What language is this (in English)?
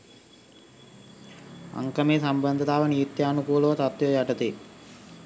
Sinhala